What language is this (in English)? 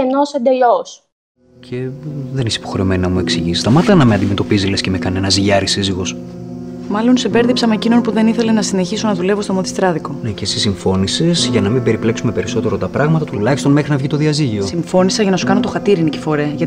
Greek